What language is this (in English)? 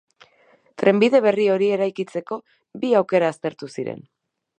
Basque